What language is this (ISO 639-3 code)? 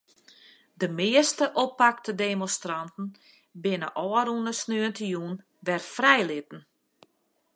fry